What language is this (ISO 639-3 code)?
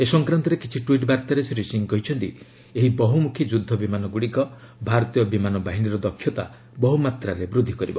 ori